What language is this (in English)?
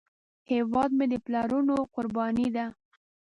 Pashto